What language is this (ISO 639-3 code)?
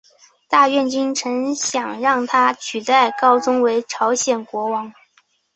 zho